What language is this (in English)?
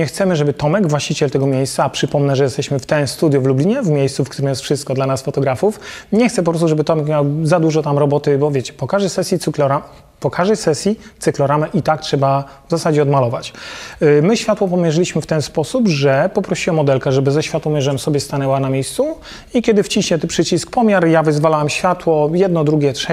Polish